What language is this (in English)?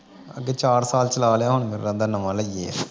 Punjabi